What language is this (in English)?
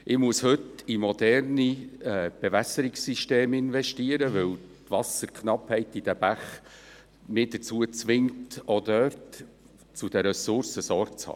Swiss German